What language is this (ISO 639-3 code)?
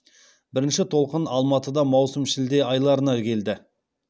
kaz